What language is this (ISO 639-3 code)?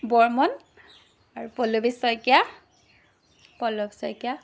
asm